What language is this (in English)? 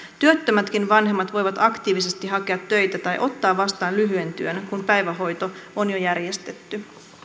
Finnish